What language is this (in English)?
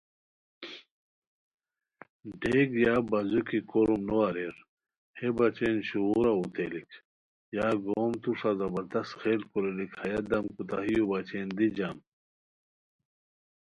Khowar